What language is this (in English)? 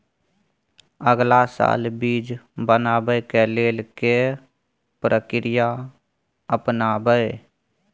Maithili